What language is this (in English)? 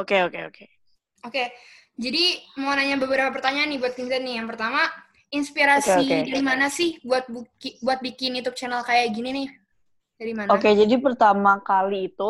Indonesian